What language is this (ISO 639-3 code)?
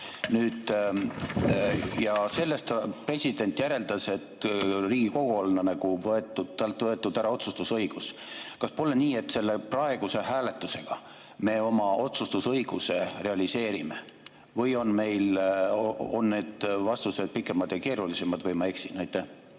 est